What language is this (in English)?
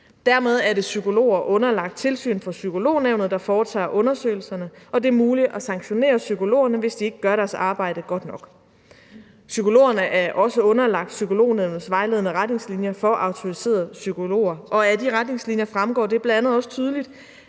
Danish